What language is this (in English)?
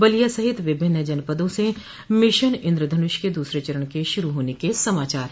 Hindi